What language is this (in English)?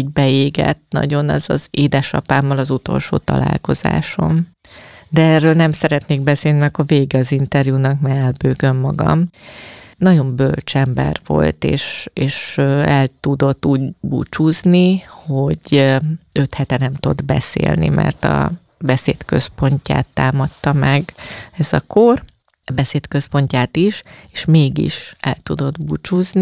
Hungarian